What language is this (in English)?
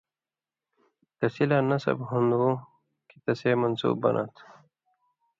Indus Kohistani